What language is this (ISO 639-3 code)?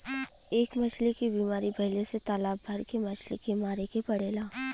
bho